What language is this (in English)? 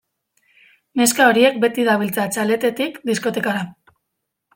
Basque